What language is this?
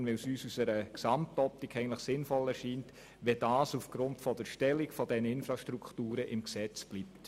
Swiss German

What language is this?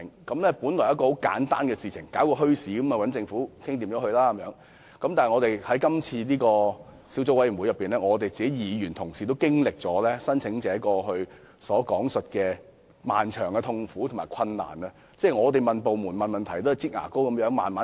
Cantonese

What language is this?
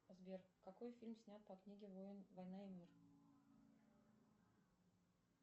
Russian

